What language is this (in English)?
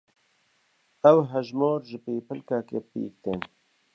Kurdish